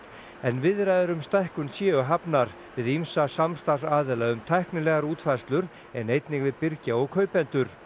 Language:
Icelandic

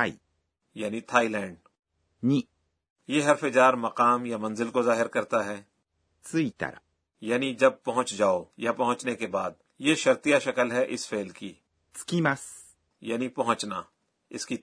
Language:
Urdu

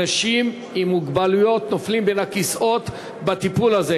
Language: Hebrew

